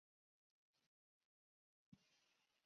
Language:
Chinese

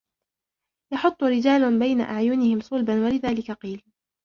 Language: Arabic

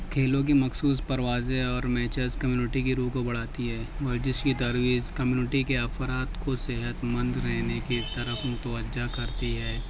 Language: Urdu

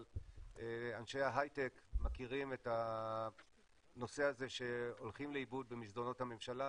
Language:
Hebrew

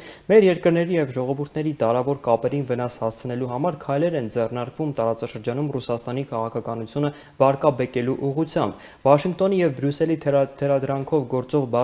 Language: Romanian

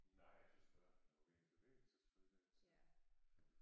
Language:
Danish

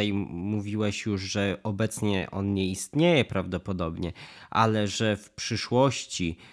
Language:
Polish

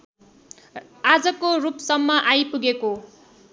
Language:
Nepali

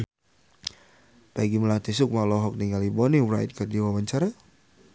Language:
Sundanese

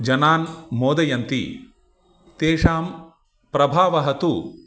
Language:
Sanskrit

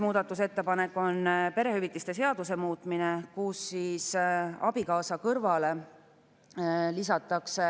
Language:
Estonian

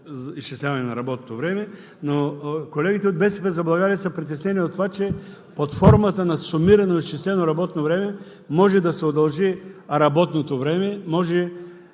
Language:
Bulgarian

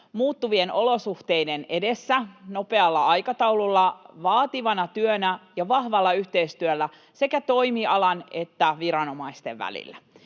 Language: Finnish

